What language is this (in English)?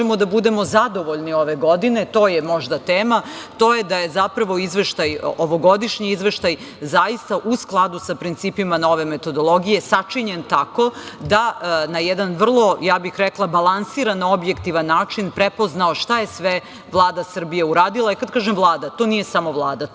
Serbian